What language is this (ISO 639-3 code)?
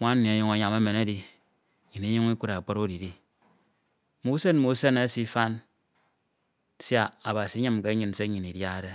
itw